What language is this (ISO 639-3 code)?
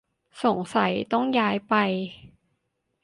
tha